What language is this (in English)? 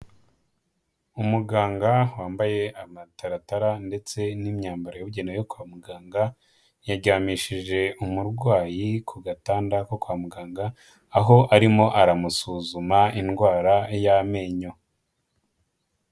Kinyarwanda